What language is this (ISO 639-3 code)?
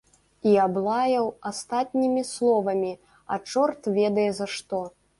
bel